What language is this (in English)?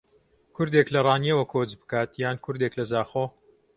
Central Kurdish